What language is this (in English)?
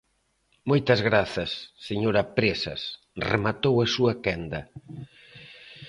Galician